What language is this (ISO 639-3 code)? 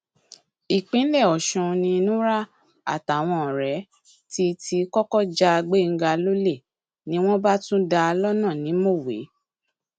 yor